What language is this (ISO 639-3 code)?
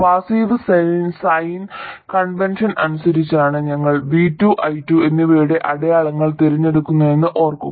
mal